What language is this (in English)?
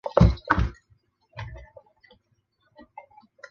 Chinese